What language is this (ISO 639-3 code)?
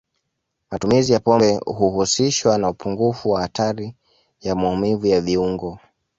swa